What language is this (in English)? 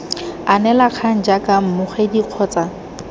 Tswana